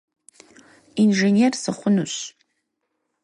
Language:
Kabardian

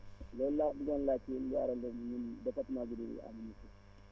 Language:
Wolof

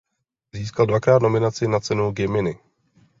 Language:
Czech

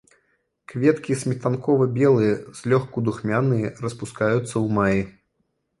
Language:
Belarusian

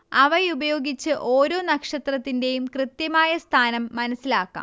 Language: Malayalam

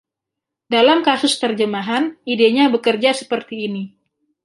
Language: Indonesian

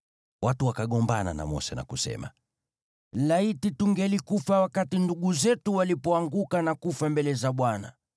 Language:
Swahili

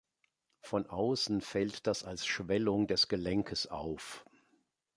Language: German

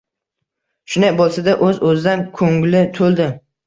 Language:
Uzbek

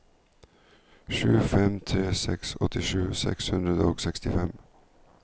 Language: Norwegian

